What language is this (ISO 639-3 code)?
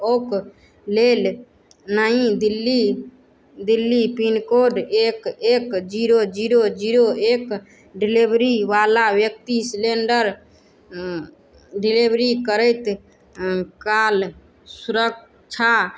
mai